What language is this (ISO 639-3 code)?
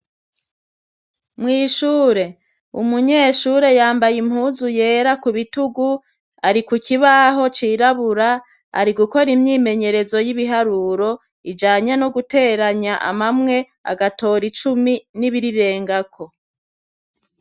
run